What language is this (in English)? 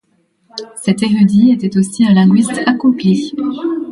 French